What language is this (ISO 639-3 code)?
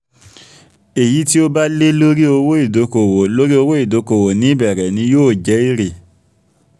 yor